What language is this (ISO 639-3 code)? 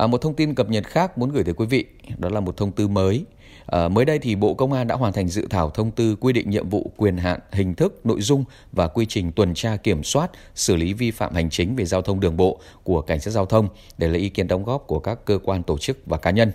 vie